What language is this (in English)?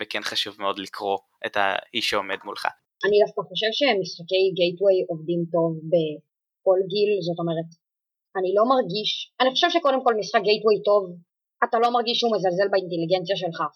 Hebrew